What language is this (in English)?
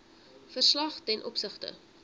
Afrikaans